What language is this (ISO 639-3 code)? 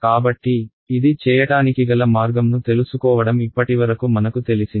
tel